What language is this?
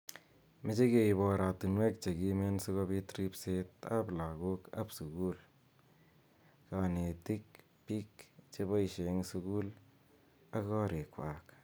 Kalenjin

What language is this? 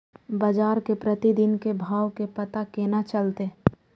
Maithili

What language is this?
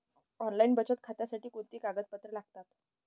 Marathi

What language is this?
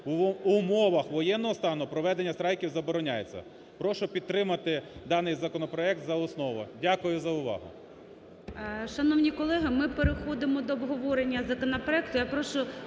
Ukrainian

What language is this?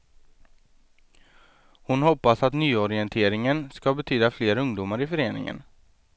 Swedish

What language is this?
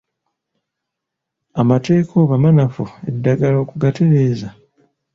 Ganda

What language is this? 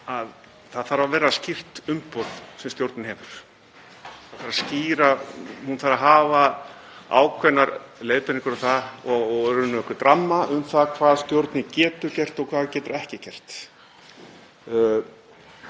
Icelandic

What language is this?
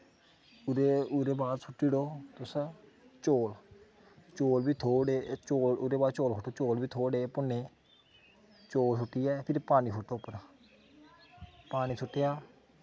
Dogri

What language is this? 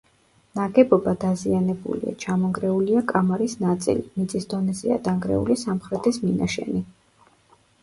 Georgian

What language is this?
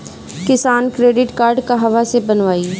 Bhojpuri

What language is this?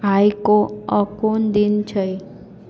Maithili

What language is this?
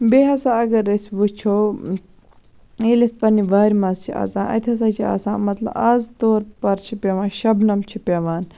Kashmiri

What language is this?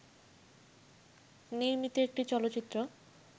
Bangla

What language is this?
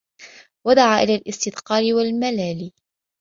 Arabic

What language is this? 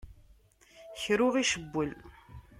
Kabyle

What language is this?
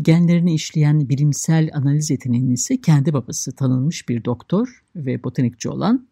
Turkish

